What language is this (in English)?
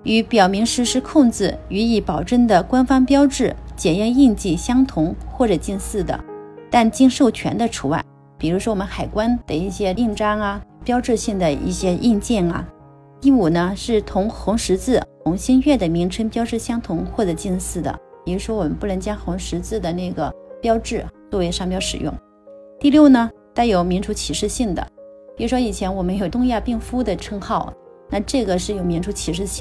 Chinese